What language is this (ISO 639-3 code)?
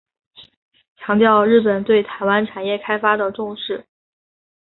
zho